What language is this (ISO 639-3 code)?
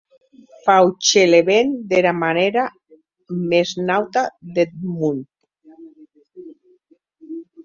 oci